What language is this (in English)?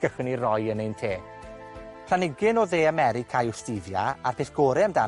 Welsh